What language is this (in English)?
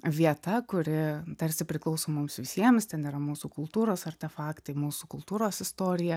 Lithuanian